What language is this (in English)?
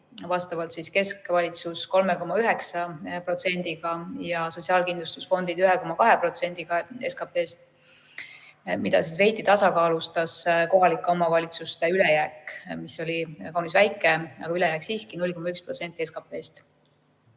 Estonian